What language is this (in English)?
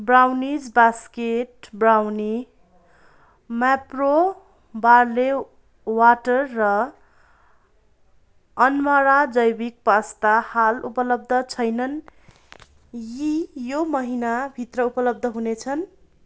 Nepali